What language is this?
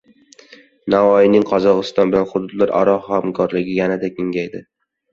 Uzbek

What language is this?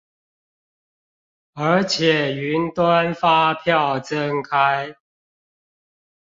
Chinese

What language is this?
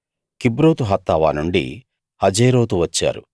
Telugu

